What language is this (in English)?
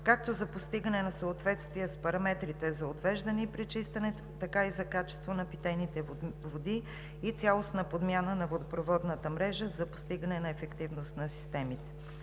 Bulgarian